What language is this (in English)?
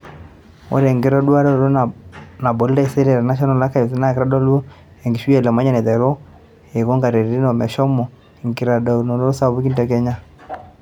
Masai